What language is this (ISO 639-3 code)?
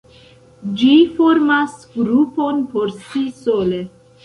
epo